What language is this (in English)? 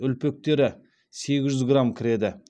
Kazakh